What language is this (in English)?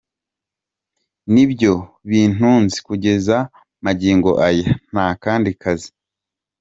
Kinyarwanda